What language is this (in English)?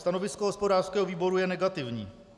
Czech